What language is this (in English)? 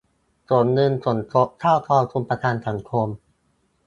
Thai